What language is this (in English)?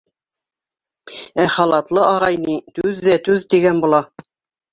Bashkir